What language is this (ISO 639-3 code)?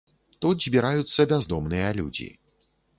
bel